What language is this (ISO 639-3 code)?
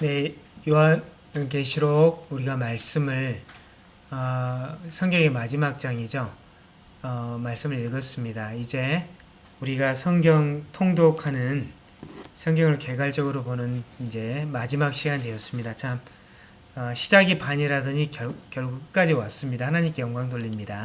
kor